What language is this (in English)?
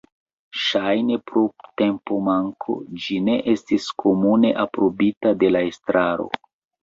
Esperanto